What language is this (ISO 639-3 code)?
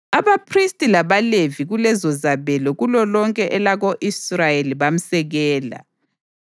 nde